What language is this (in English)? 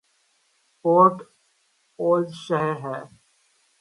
Urdu